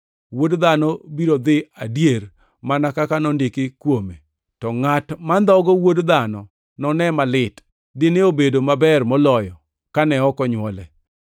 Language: Luo (Kenya and Tanzania)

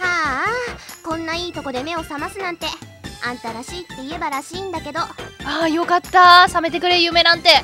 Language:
Japanese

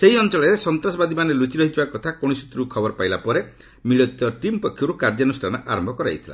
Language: Odia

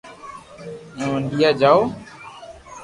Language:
Loarki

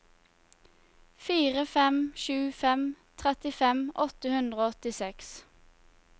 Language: Norwegian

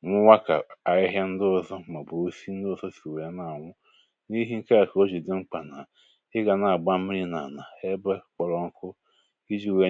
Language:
Igbo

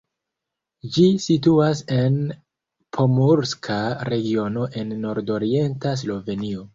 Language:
Esperanto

